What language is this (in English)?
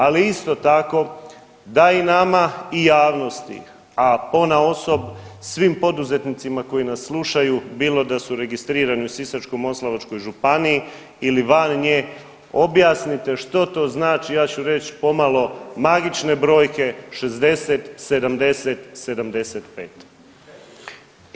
Croatian